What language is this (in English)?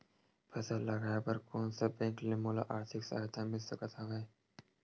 Chhattisgarhi